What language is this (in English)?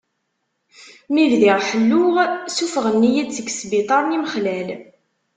Kabyle